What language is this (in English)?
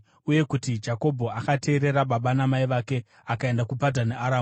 Shona